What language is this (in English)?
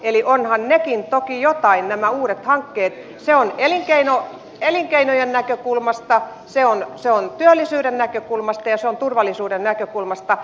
Finnish